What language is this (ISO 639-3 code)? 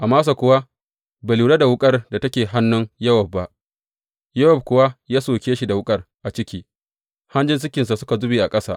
hau